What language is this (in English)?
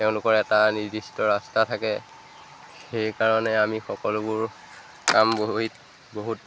Assamese